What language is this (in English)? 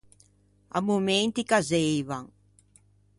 Ligurian